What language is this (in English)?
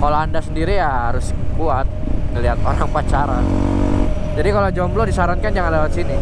Indonesian